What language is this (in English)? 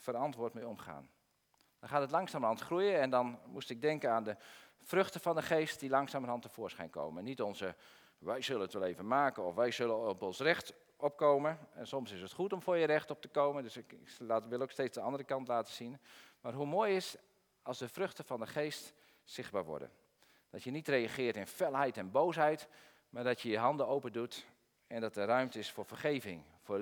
Dutch